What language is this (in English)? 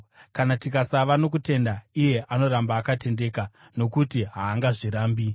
Shona